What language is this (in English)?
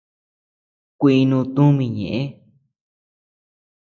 Tepeuxila Cuicatec